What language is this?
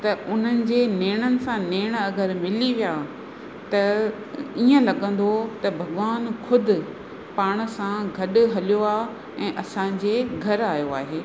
Sindhi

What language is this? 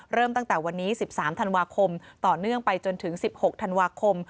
Thai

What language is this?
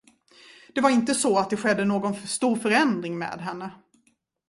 Swedish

